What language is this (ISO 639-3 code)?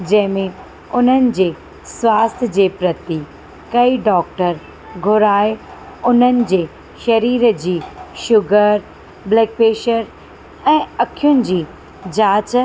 snd